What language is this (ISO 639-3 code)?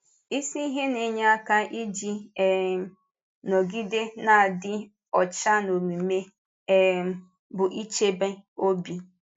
ibo